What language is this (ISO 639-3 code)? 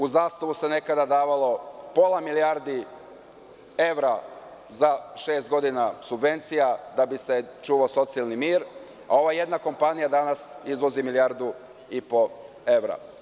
srp